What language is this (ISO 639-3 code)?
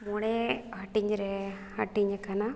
sat